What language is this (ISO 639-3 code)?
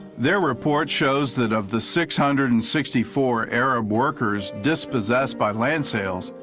eng